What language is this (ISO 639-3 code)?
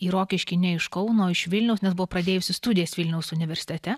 lit